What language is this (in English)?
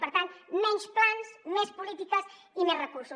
Catalan